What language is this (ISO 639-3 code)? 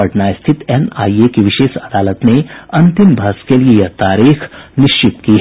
hin